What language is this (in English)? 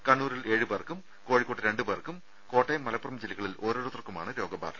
Malayalam